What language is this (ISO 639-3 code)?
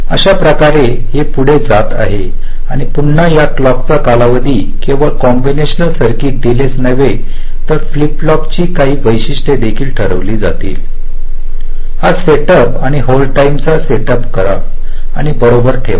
mar